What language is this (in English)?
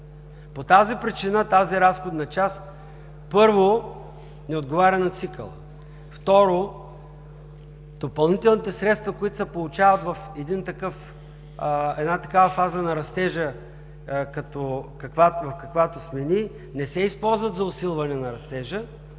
Bulgarian